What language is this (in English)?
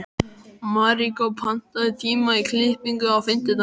Icelandic